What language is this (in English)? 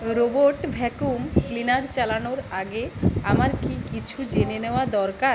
Bangla